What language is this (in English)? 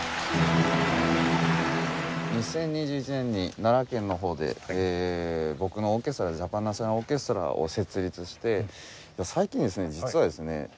Japanese